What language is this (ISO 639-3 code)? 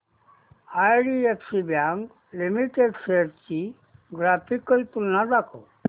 mar